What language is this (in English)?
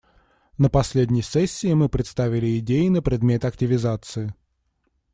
Russian